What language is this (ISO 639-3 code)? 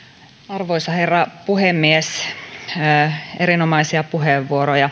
fin